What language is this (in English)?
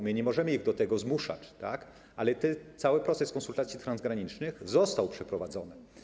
Polish